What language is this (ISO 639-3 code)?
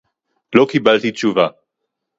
heb